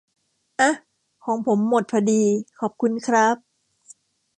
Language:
Thai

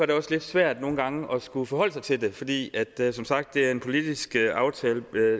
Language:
Danish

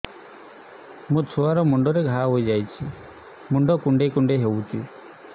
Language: Odia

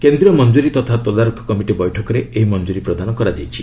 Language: Odia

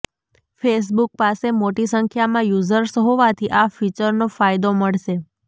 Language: Gujarati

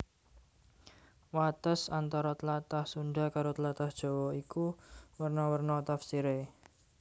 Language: Javanese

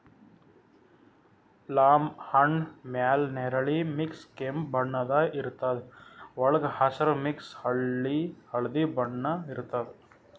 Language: Kannada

